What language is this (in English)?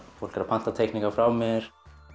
Icelandic